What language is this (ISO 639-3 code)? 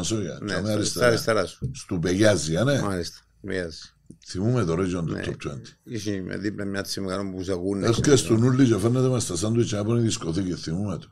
ell